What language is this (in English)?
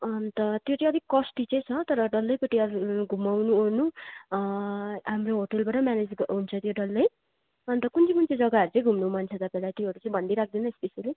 Nepali